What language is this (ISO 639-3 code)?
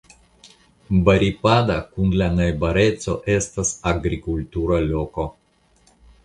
epo